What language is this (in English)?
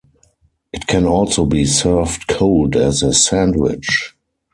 English